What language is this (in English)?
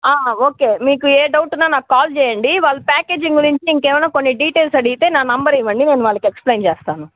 Telugu